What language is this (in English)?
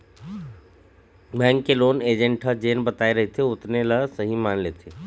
Chhattisgarhi